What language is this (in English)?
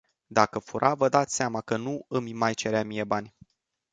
Romanian